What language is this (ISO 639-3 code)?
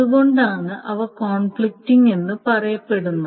mal